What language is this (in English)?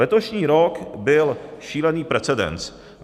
Czech